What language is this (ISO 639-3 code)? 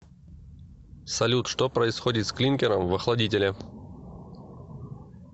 rus